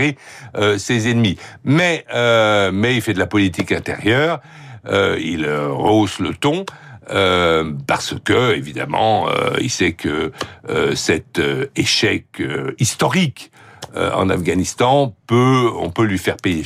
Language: French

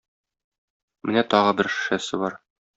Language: Tatar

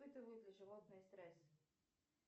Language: Russian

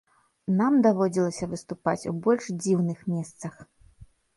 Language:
Belarusian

